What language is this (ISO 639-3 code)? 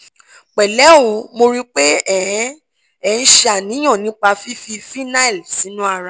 yor